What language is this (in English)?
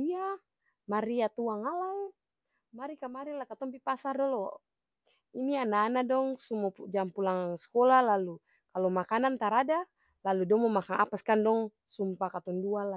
Ambonese Malay